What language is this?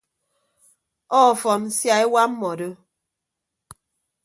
Ibibio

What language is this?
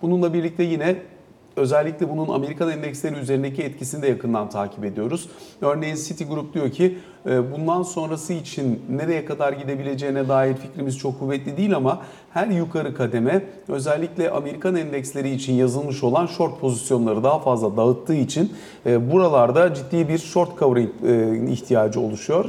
Turkish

